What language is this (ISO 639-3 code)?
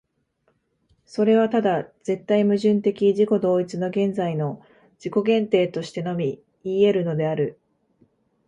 jpn